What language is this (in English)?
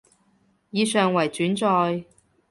Cantonese